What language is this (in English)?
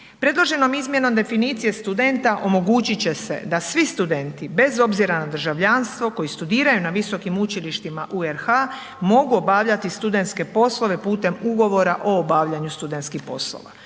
Croatian